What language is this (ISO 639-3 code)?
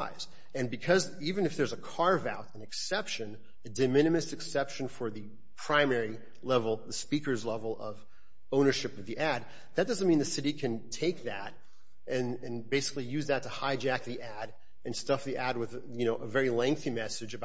eng